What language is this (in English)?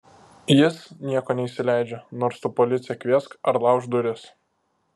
Lithuanian